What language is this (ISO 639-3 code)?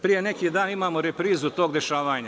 srp